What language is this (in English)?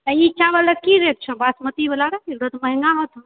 Maithili